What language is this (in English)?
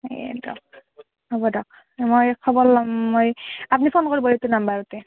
Assamese